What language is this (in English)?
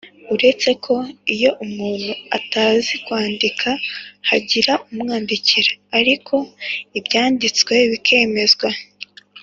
Kinyarwanda